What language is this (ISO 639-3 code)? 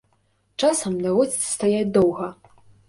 bel